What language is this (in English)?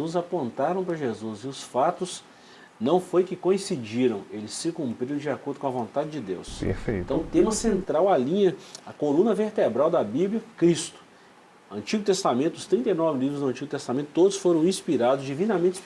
Portuguese